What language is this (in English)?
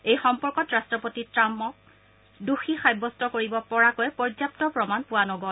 Assamese